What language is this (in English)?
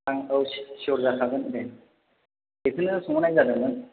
Bodo